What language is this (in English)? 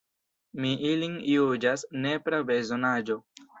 Esperanto